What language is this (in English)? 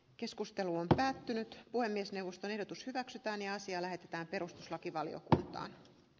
Finnish